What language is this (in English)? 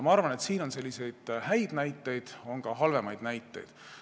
Estonian